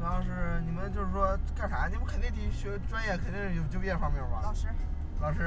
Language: Chinese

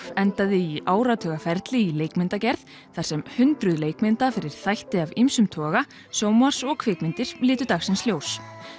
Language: Icelandic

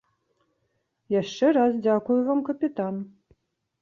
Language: Belarusian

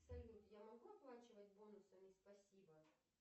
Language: Russian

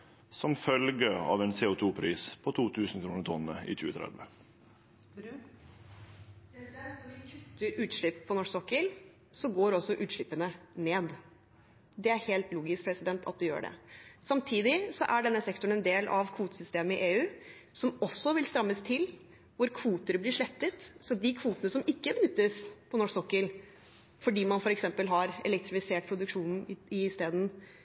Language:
Norwegian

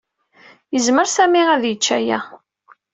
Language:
Kabyle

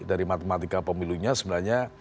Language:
Indonesian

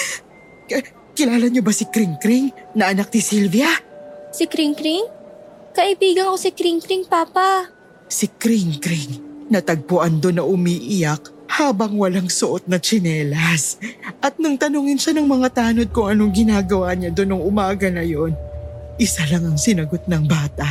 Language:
Filipino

